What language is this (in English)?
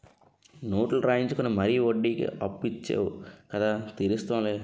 Telugu